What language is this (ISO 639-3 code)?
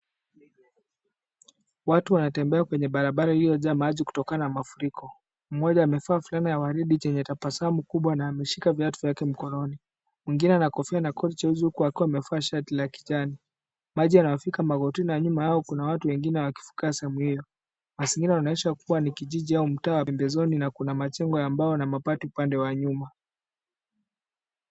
swa